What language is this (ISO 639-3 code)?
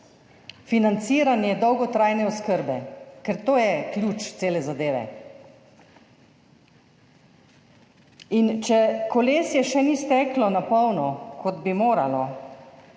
slv